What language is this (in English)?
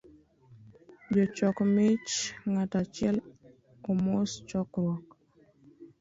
Luo (Kenya and Tanzania)